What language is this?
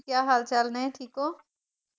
Punjabi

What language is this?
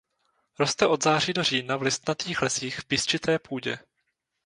Czech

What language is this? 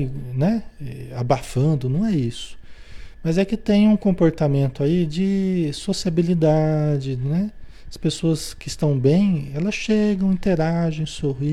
Portuguese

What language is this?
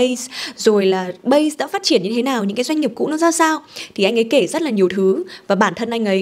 Vietnamese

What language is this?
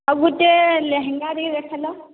Odia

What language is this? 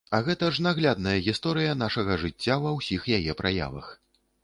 Belarusian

